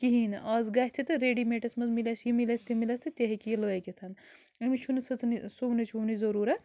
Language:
Kashmiri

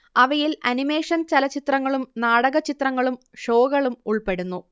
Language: Malayalam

